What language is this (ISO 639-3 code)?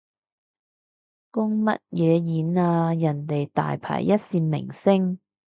yue